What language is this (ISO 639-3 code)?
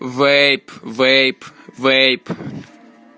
rus